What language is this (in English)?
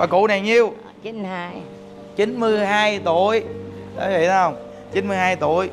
Vietnamese